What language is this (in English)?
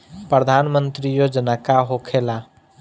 Bhojpuri